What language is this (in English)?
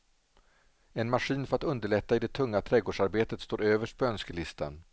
Swedish